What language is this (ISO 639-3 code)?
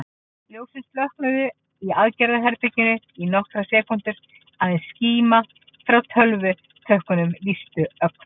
isl